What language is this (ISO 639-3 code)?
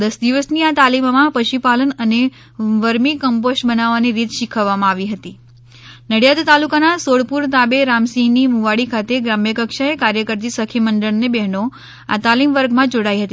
guj